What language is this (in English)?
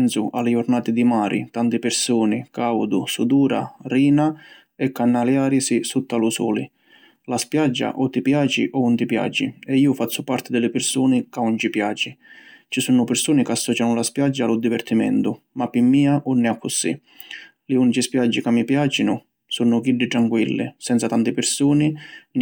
Sicilian